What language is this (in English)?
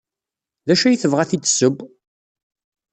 Kabyle